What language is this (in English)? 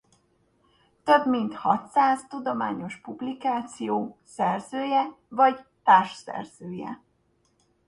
Hungarian